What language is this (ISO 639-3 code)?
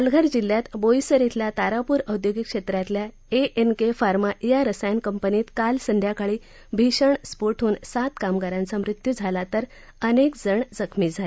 mar